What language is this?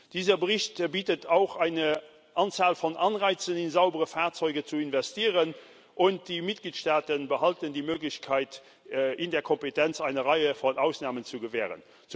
German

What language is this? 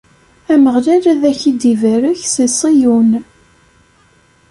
Kabyle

